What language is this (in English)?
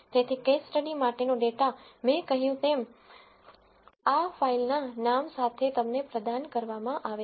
Gujarati